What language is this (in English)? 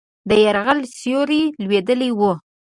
Pashto